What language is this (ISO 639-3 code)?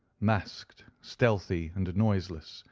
eng